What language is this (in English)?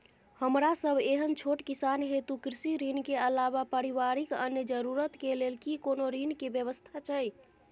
Maithili